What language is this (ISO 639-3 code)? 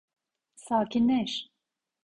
tur